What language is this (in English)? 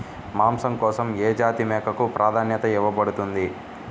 Telugu